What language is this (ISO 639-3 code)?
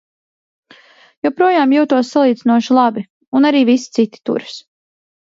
lav